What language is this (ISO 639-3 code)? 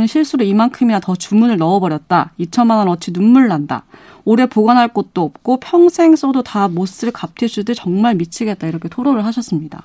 kor